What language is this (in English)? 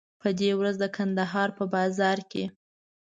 Pashto